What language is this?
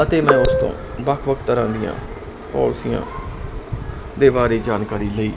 Punjabi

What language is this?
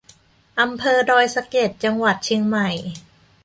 Thai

